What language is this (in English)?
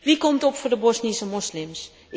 Dutch